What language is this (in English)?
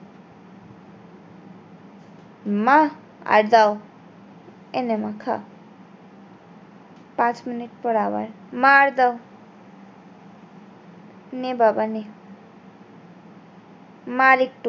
Bangla